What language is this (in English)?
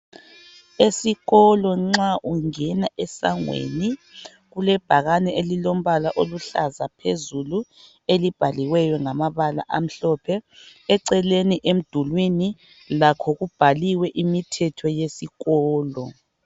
North Ndebele